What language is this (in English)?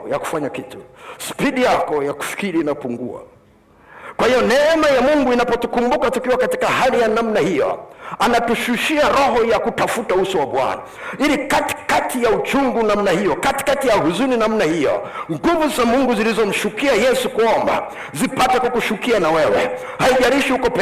Swahili